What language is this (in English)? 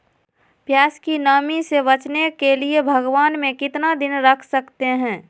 Magahi